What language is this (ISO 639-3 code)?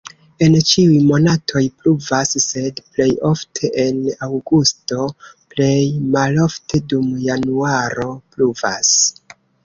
epo